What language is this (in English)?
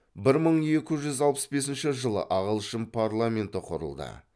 Kazakh